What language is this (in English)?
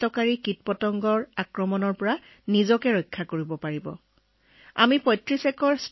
Assamese